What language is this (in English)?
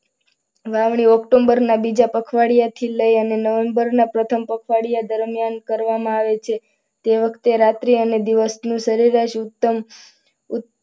Gujarati